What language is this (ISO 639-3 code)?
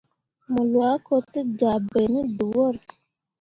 mua